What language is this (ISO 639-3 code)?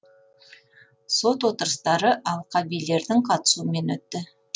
kaz